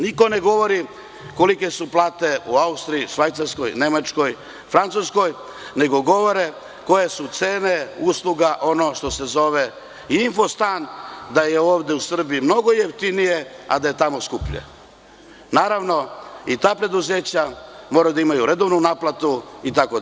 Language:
Serbian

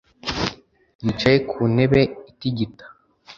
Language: Kinyarwanda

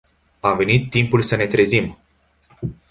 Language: Romanian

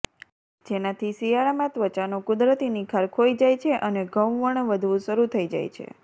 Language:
Gujarati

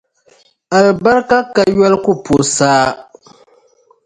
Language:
Dagbani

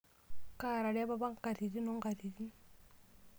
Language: Masai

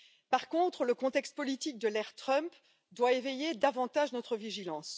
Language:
French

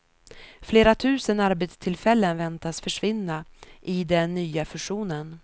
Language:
Swedish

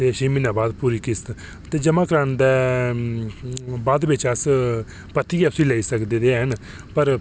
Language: Dogri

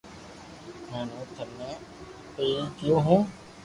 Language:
Loarki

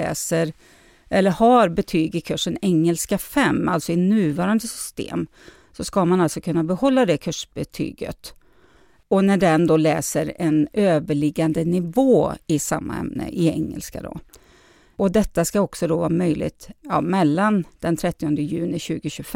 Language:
Swedish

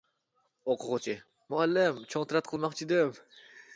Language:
Uyghur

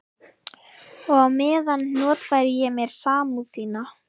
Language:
Icelandic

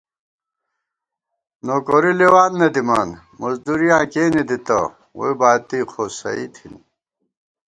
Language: Gawar-Bati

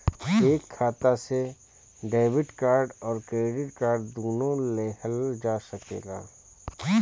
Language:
Bhojpuri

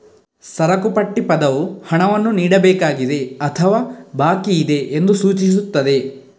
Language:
Kannada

